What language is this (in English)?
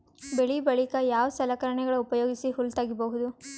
Kannada